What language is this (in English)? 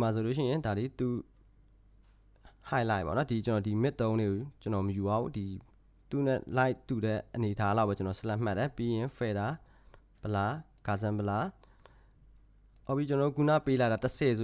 Korean